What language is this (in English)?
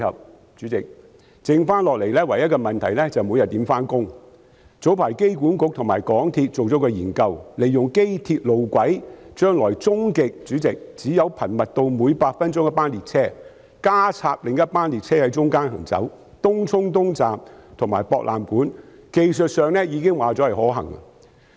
Cantonese